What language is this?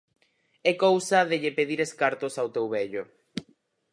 Galician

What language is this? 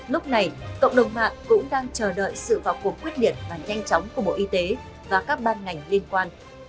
Vietnamese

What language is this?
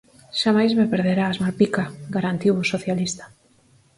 Galician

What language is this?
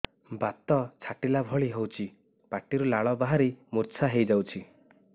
Odia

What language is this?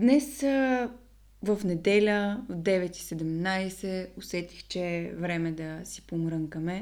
Bulgarian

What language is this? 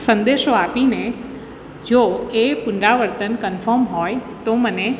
Gujarati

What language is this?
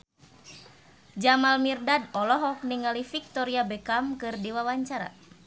Sundanese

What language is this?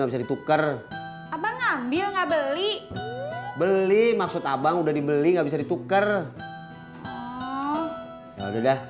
Indonesian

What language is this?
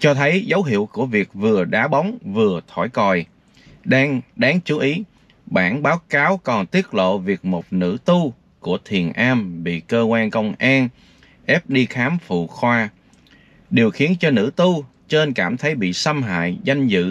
Vietnamese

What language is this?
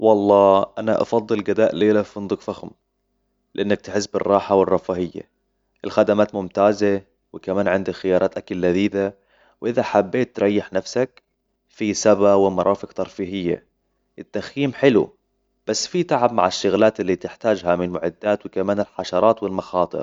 Hijazi Arabic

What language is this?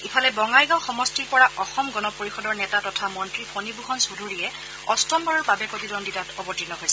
Assamese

